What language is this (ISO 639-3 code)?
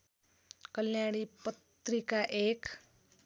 nep